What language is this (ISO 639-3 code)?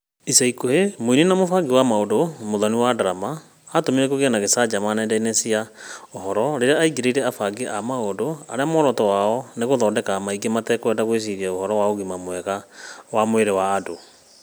kik